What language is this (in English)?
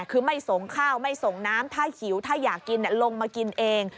Thai